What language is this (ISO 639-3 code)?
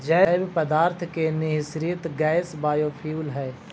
mag